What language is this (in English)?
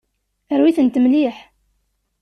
Kabyle